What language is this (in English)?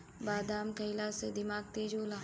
Bhojpuri